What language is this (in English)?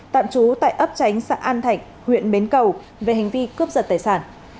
Vietnamese